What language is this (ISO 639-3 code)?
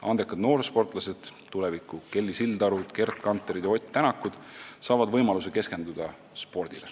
est